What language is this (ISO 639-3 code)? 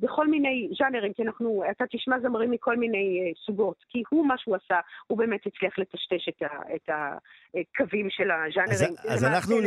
heb